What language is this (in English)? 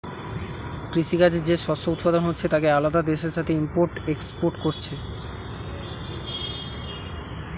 Bangla